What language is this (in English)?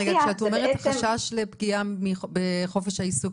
Hebrew